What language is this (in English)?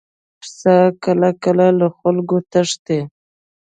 Pashto